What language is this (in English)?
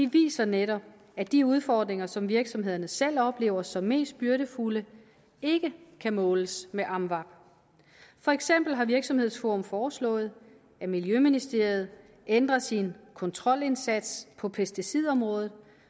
Danish